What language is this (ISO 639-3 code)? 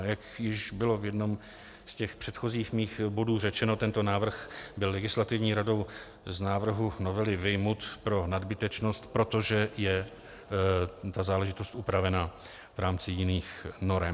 ces